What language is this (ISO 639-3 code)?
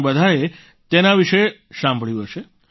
guj